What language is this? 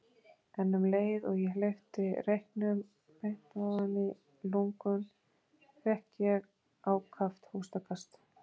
Icelandic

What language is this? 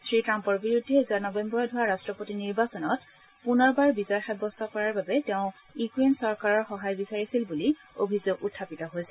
Assamese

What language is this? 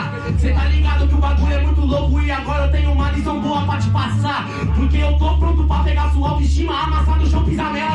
Portuguese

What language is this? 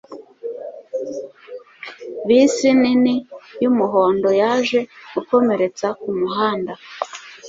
Kinyarwanda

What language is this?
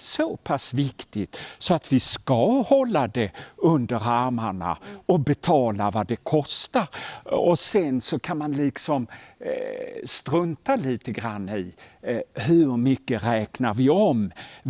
Swedish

